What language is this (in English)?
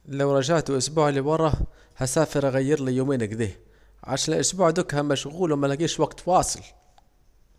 Saidi Arabic